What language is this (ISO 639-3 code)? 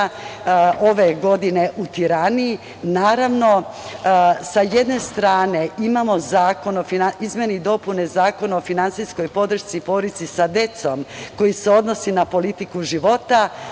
srp